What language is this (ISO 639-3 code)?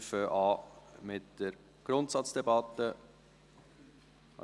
gsw